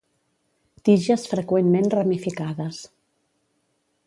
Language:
Catalan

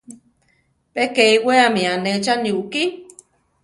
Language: Central Tarahumara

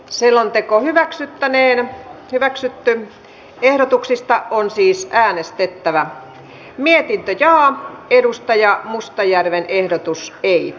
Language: Finnish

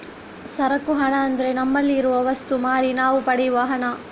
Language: Kannada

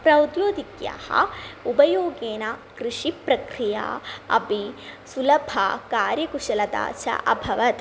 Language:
Sanskrit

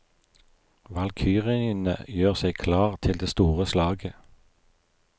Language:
Norwegian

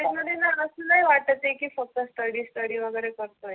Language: Marathi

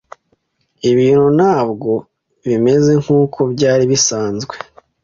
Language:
Kinyarwanda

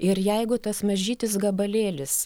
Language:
Lithuanian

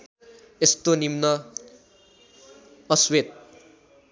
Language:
Nepali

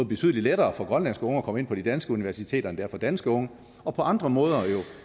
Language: Danish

